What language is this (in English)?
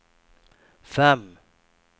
Swedish